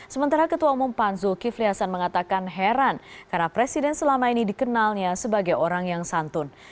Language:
Indonesian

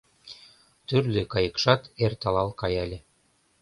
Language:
Mari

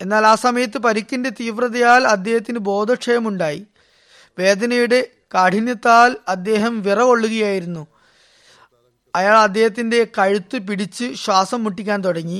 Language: Malayalam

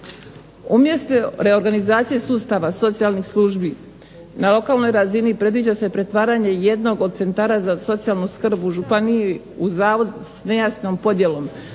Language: Croatian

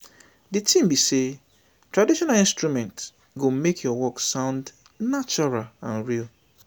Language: Nigerian Pidgin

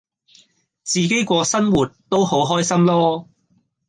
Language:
Cantonese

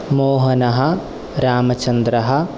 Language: Sanskrit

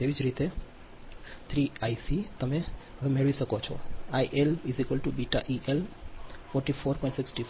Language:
Gujarati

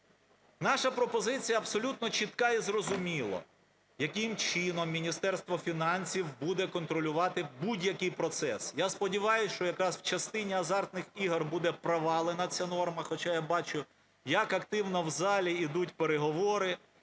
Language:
Ukrainian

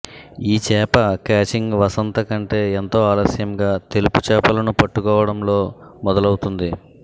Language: Telugu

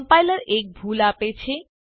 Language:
Gujarati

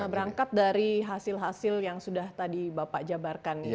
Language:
Indonesian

